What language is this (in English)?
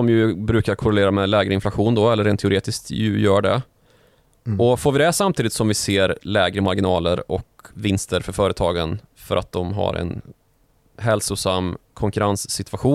Swedish